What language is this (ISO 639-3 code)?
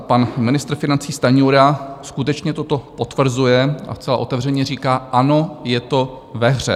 ces